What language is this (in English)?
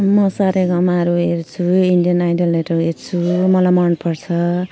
Nepali